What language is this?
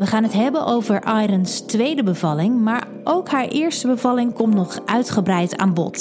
Dutch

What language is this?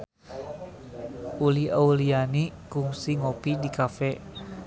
Sundanese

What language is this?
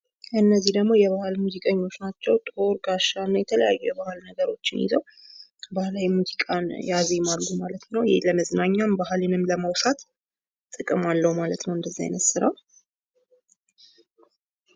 Amharic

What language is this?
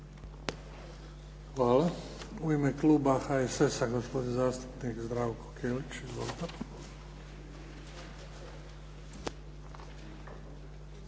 Croatian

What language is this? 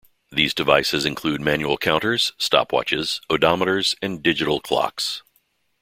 English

